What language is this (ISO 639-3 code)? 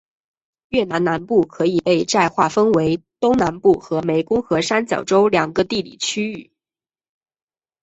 zho